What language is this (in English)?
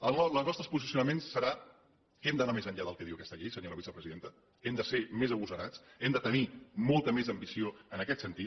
Catalan